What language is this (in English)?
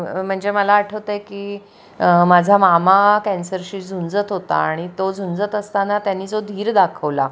Marathi